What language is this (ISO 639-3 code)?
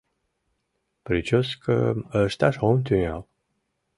chm